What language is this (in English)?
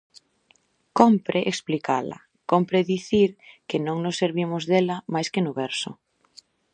Galician